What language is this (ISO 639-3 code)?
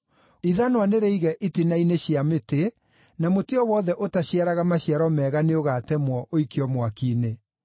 kik